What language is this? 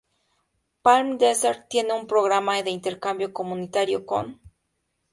Spanish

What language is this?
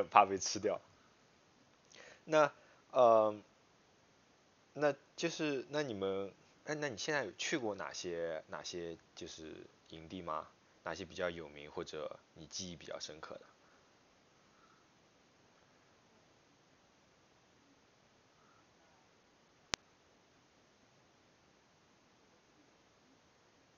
Chinese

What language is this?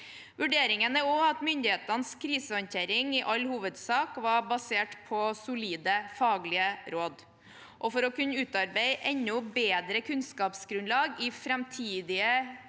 Norwegian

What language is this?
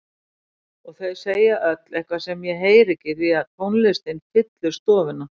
Icelandic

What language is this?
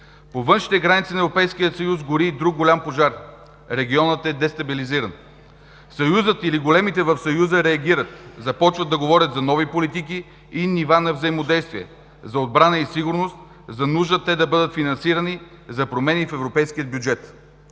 Bulgarian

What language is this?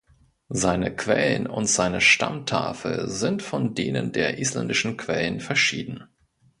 German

